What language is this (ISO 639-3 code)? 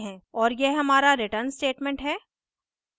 hin